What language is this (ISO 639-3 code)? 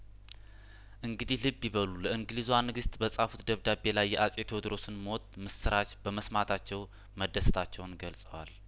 amh